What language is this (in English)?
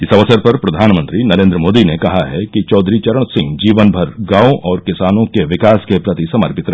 Hindi